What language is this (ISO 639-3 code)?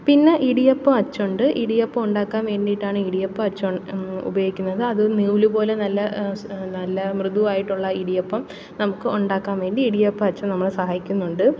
mal